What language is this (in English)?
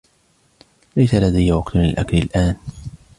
Arabic